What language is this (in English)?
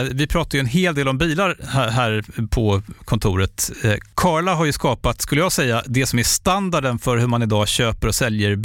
Swedish